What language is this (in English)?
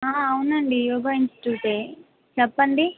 Telugu